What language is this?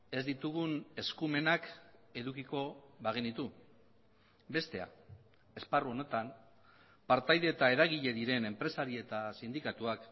Basque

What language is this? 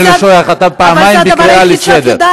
Hebrew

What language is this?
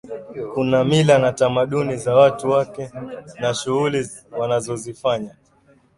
Swahili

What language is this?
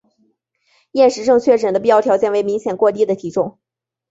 Chinese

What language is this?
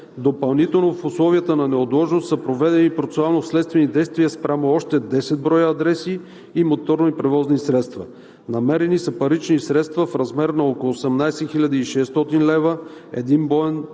Bulgarian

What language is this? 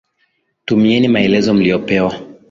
Swahili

